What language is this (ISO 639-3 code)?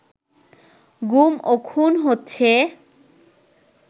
ben